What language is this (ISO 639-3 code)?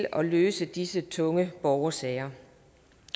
dan